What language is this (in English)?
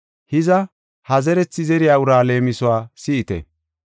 Gofa